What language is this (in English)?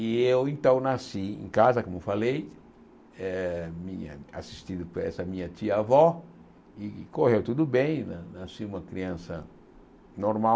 Portuguese